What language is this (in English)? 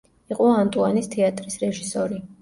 Georgian